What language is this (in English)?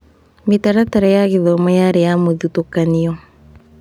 Kikuyu